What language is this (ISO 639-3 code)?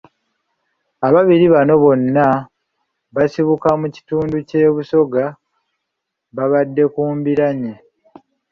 lug